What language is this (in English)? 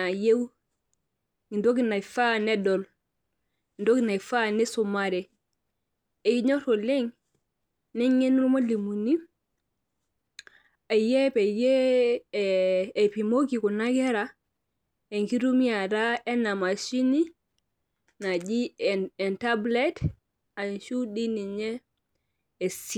Masai